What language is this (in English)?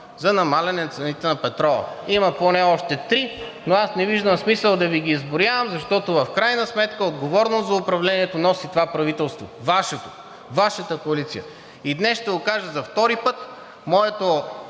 Bulgarian